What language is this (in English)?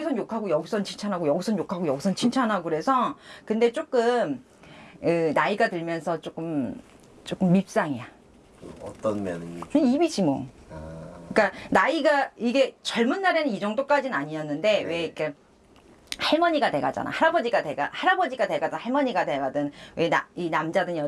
Korean